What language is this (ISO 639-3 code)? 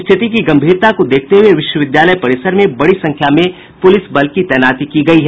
hin